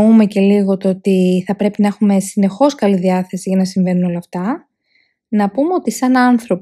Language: Greek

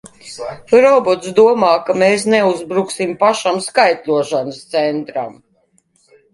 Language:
Latvian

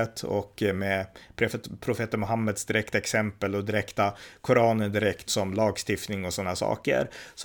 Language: Swedish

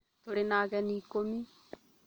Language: Kikuyu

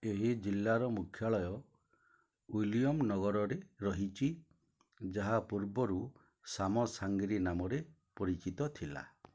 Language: Odia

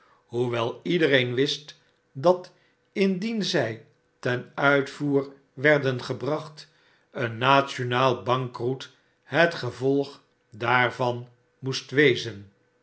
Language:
Dutch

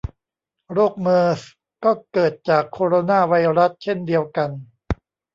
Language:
Thai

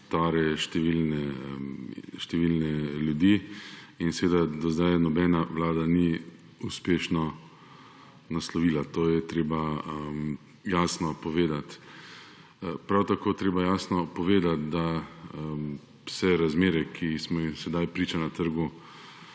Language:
Slovenian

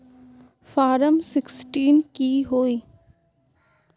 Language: Magahi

